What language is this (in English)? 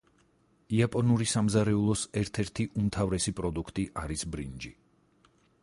Georgian